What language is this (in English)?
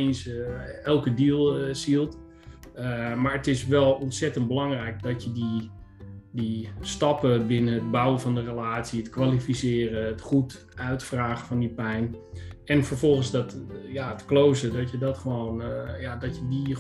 Dutch